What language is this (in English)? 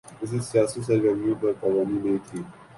Urdu